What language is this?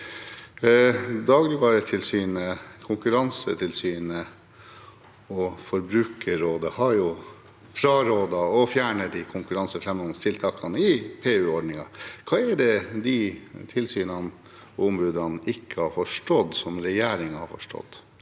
Norwegian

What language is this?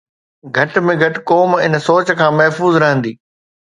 Sindhi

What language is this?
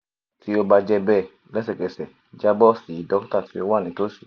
Yoruba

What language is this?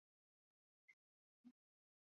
Chinese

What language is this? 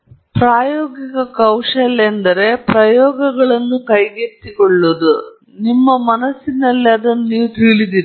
Kannada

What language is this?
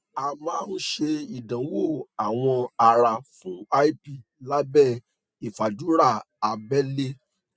Yoruba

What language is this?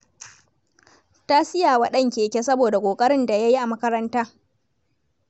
Hausa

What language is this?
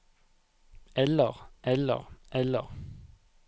Norwegian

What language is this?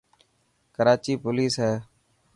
Dhatki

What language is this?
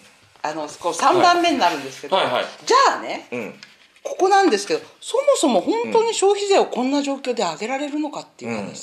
Japanese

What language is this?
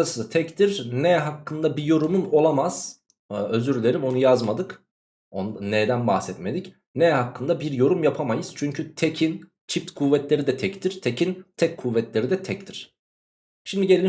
Turkish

